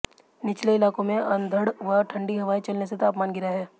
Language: Hindi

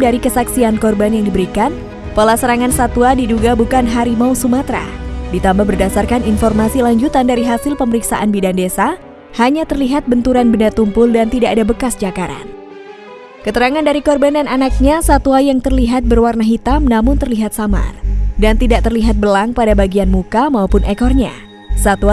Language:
Indonesian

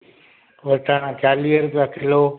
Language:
Sindhi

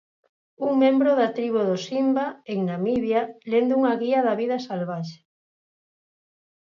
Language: Galician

